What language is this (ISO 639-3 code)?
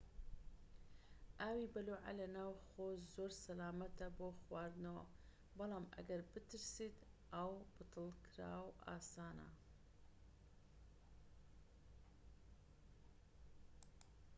ckb